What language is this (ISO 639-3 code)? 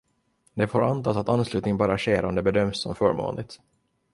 swe